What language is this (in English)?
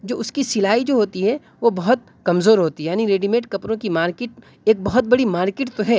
Urdu